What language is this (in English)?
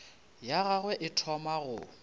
Northern Sotho